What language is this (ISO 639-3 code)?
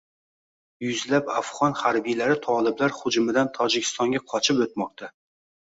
uzb